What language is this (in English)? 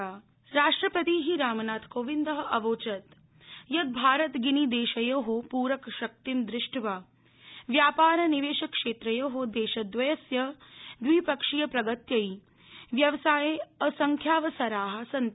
Sanskrit